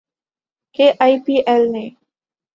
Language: Urdu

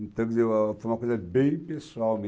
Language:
Portuguese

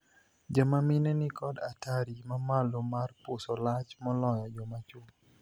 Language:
Luo (Kenya and Tanzania)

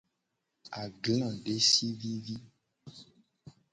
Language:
Gen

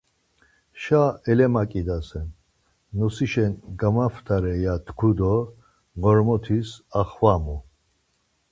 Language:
Laz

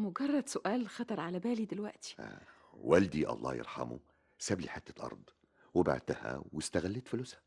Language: Arabic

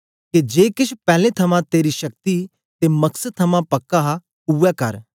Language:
Dogri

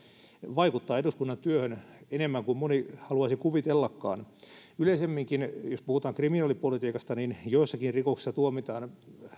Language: Finnish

